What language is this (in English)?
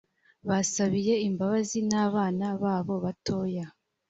Kinyarwanda